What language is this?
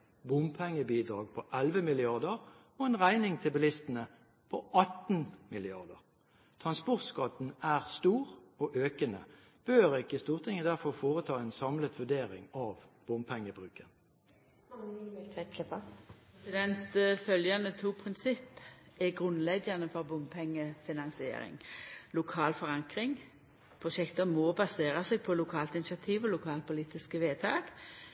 Norwegian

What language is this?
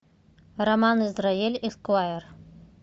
Russian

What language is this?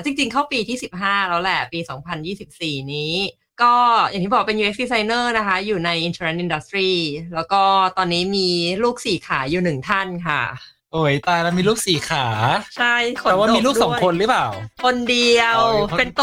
Thai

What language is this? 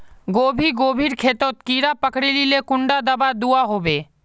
Magahi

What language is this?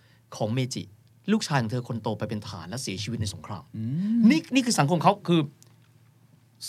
Thai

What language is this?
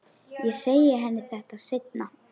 Icelandic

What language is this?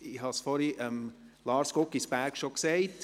Swiss German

